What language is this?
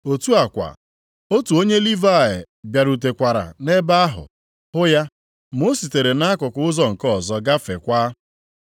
Igbo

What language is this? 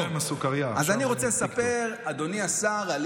Hebrew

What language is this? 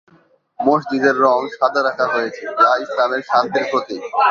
Bangla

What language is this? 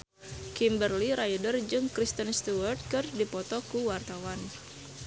Sundanese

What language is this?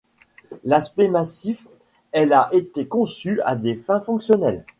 French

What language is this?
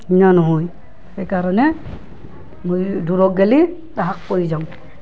Assamese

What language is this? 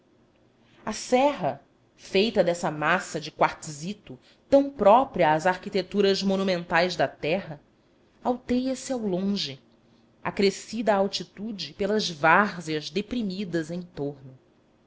Portuguese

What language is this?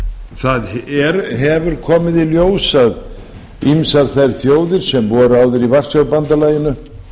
Icelandic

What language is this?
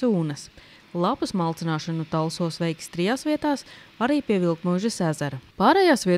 Latvian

